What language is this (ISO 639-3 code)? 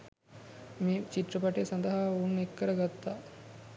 sin